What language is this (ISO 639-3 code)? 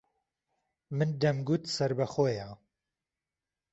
ckb